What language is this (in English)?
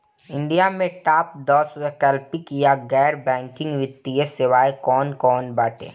Bhojpuri